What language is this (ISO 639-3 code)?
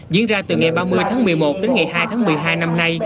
vie